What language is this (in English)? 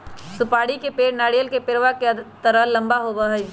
Magahi